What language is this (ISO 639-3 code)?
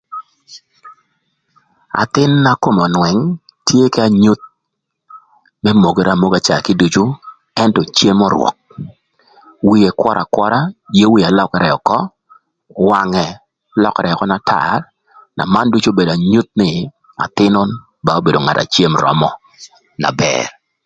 lth